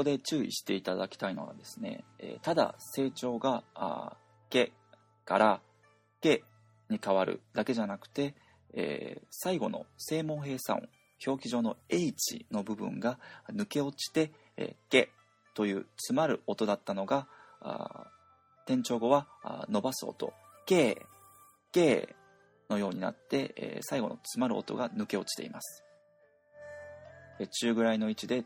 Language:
Japanese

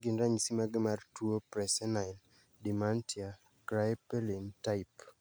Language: Luo (Kenya and Tanzania)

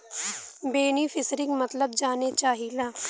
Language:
Bhojpuri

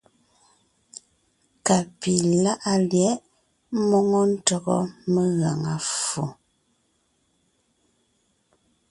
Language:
Ngiemboon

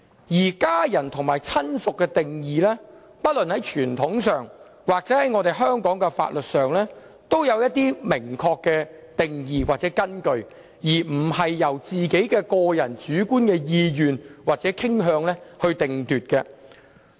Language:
Cantonese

